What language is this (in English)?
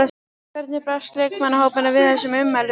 Icelandic